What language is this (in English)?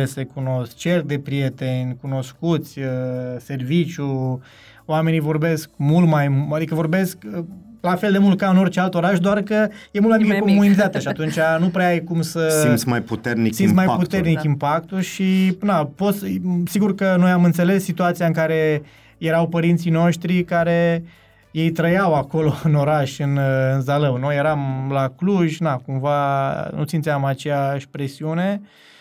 Romanian